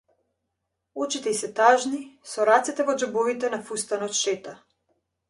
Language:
Macedonian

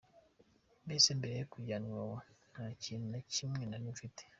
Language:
Kinyarwanda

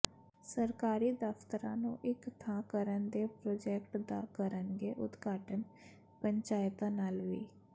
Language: Punjabi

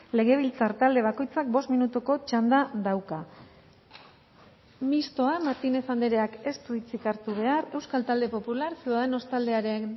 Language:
Basque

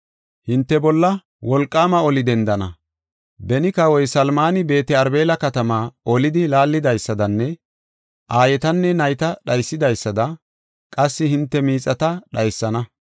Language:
Gofa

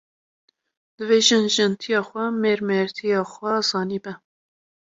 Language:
Kurdish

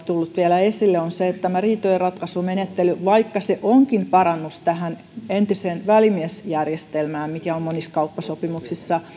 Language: Finnish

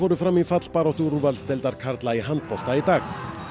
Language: Icelandic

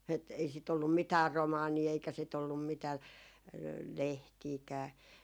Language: Finnish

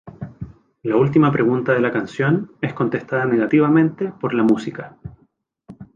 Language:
Spanish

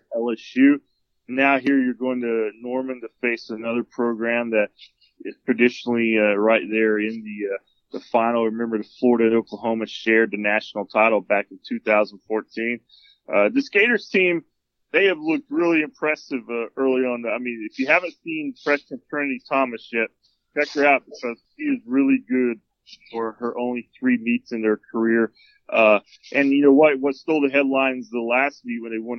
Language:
English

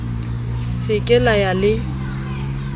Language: Southern Sotho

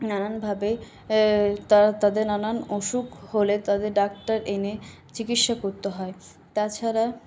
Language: Bangla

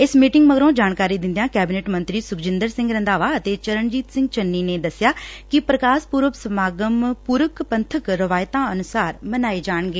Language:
Punjabi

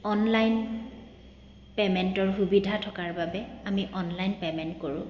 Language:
Assamese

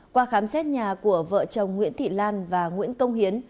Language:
Vietnamese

